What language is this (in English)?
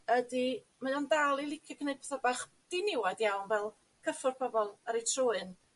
Welsh